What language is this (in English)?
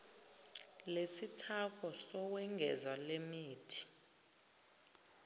Zulu